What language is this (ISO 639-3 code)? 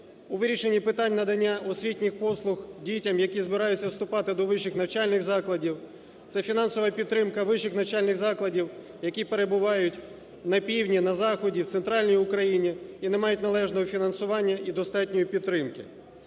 ukr